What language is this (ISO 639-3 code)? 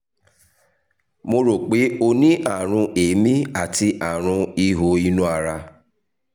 yor